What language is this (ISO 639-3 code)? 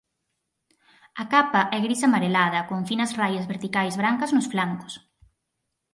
glg